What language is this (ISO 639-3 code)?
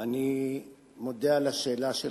heb